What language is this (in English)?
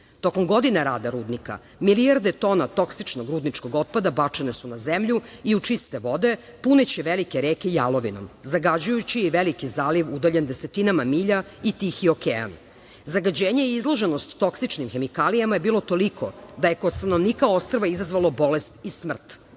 Serbian